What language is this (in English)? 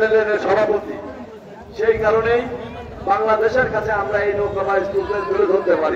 Arabic